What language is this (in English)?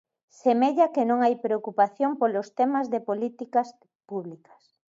Galician